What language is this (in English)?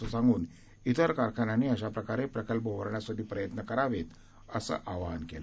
Marathi